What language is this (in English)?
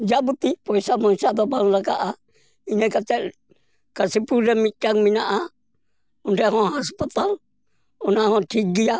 Santali